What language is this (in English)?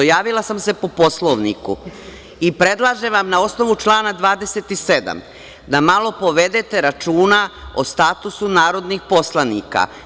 Serbian